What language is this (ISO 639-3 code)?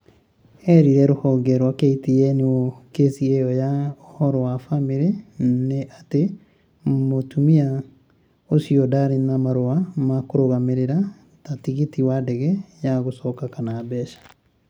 kik